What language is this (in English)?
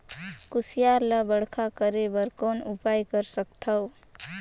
Chhattisgarhi